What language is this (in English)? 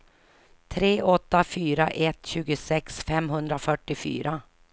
Swedish